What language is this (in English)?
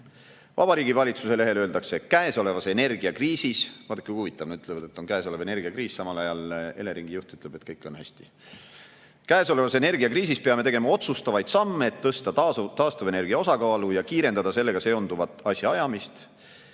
Estonian